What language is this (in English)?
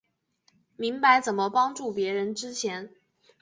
Chinese